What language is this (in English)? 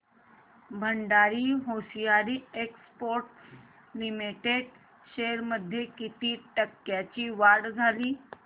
Marathi